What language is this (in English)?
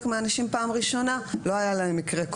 Hebrew